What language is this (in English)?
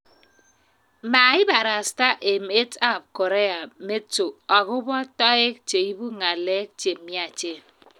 Kalenjin